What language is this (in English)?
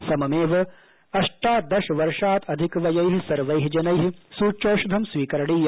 Sanskrit